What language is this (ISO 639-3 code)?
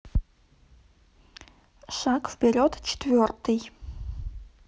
rus